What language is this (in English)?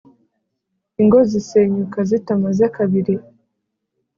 Kinyarwanda